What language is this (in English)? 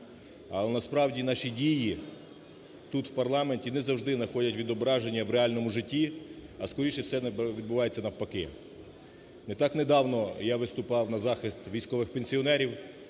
Ukrainian